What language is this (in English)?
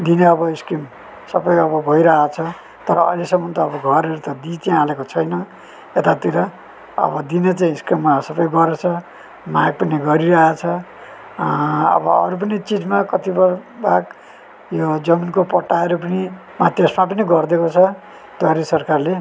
Nepali